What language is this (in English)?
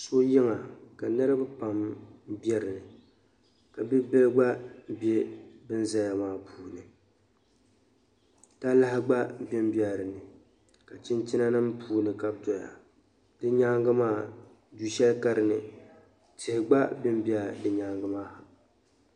Dagbani